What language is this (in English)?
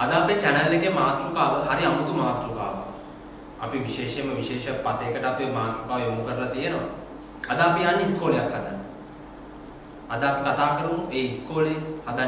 Hindi